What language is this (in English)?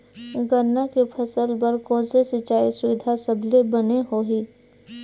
Chhattisgarhi